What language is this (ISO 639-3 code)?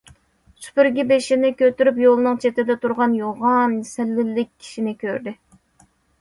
uig